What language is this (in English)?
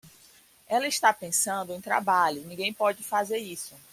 Portuguese